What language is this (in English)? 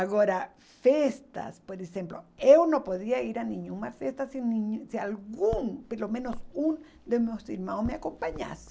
Portuguese